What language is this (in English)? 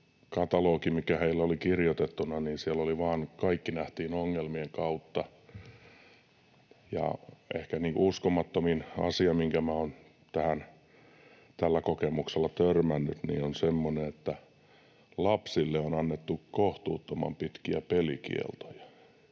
Finnish